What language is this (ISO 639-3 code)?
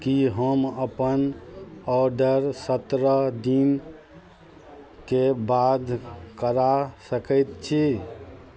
mai